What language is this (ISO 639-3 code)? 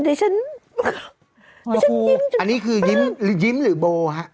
tha